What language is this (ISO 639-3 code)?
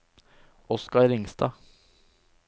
nor